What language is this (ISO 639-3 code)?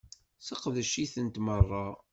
kab